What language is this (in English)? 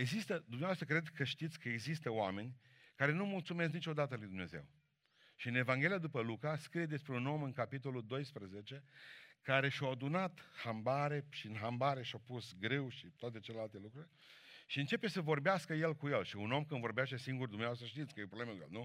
Romanian